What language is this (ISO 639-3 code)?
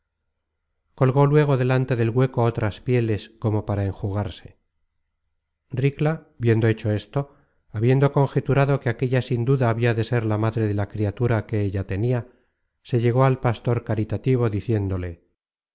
spa